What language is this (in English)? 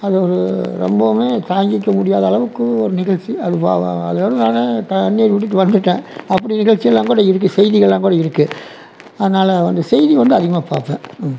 Tamil